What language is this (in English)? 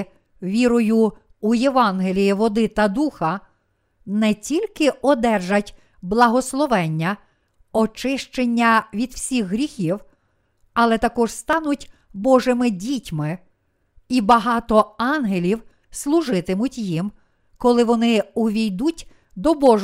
Ukrainian